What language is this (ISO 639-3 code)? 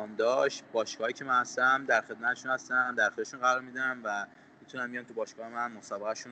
fas